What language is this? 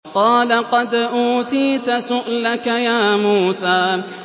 Arabic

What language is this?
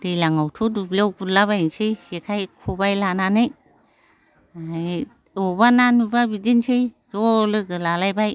Bodo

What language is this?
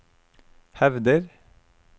Norwegian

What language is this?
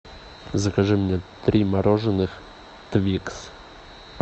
Russian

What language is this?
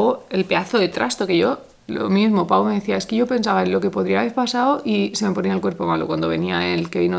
Spanish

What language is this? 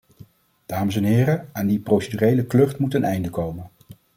Dutch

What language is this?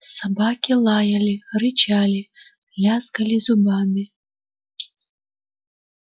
Russian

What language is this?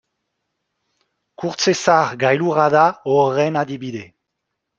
Basque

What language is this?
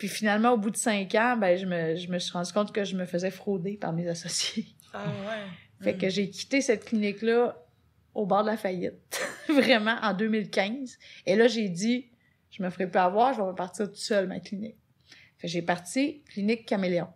French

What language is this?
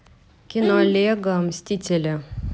Russian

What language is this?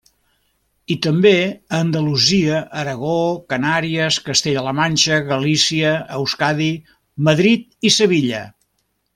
Catalan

